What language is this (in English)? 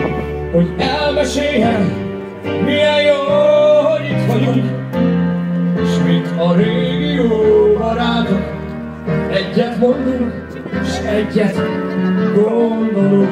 Hungarian